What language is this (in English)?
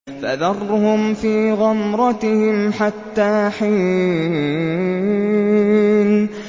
Arabic